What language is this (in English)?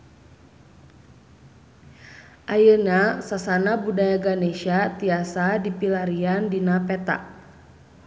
Sundanese